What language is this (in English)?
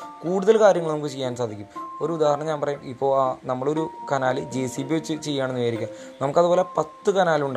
Malayalam